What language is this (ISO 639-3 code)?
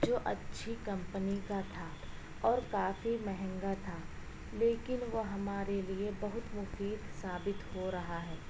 urd